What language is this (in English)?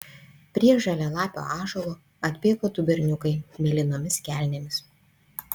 Lithuanian